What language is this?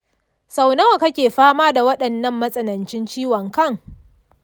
Hausa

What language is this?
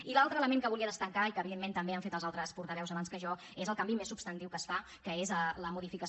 Catalan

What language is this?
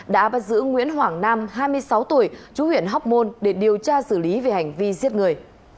Vietnamese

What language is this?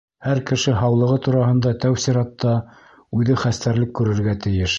Bashkir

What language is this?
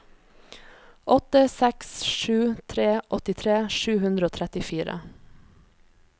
Norwegian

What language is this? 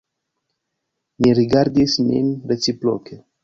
Esperanto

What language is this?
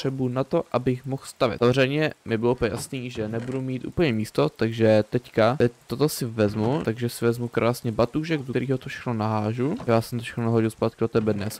Czech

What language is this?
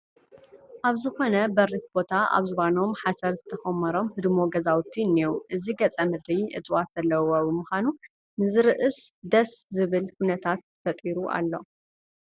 Tigrinya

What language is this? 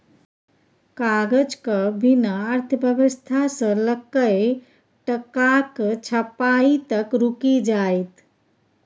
Maithili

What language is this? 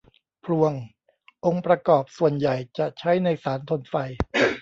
Thai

